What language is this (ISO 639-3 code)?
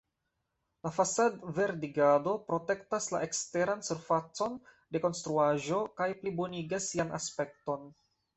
epo